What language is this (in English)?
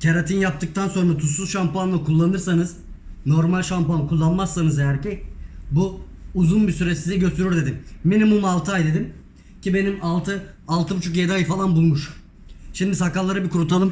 Turkish